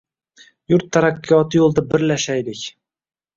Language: Uzbek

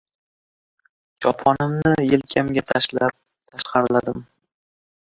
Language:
Uzbek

